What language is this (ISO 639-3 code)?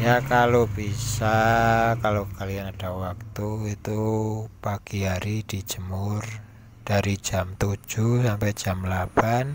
ind